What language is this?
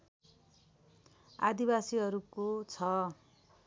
Nepali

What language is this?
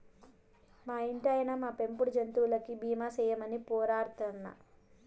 Telugu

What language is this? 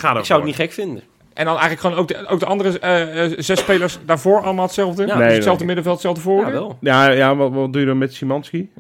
Dutch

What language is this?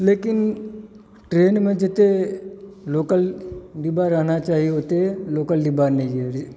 Maithili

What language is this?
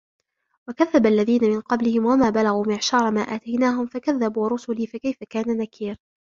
Arabic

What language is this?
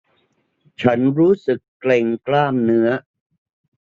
Thai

